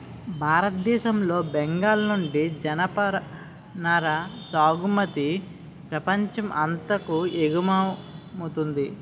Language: Telugu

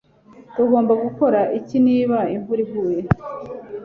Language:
Kinyarwanda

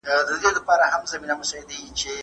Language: Pashto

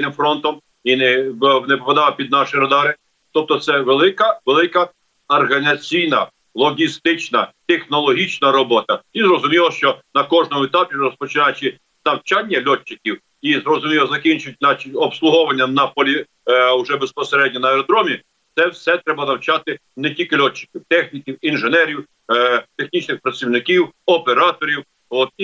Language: Ukrainian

